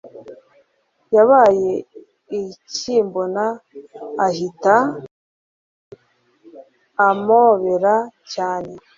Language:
Kinyarwanda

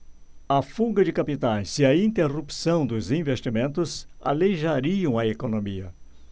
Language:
Portuguese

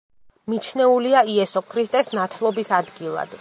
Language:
Georgian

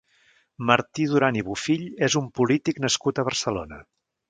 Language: Catalan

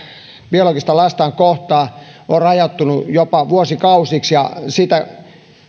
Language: Finnish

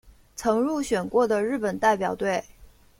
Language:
Chinese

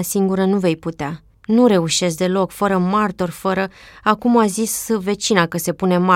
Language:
Romanian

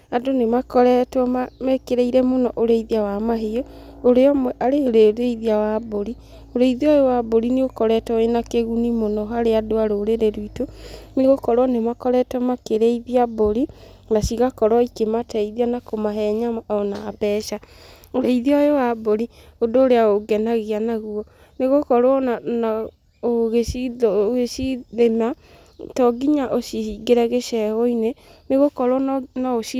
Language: Kikuyu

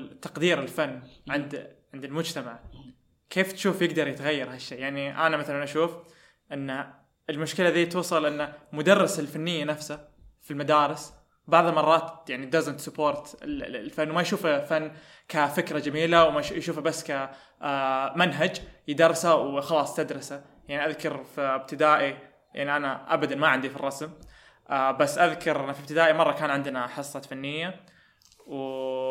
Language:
Arabic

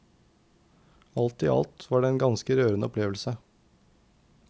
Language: Norwegian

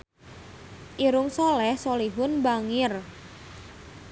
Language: Sundanese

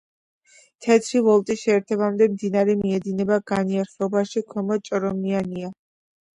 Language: Georgian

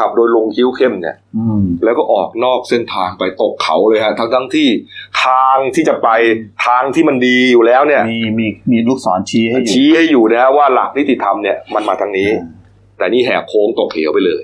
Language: Thai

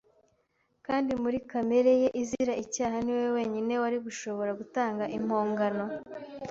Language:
Kinyarwanda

